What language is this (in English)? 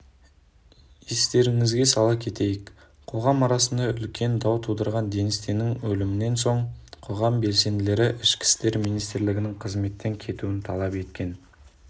Kazakh